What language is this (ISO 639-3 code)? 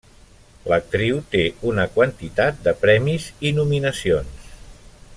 cat